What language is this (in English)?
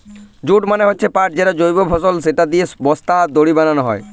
Bangla